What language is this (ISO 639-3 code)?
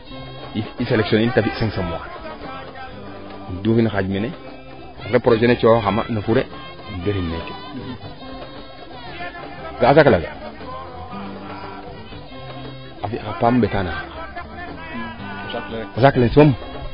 srr